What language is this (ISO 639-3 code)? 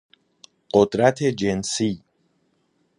fas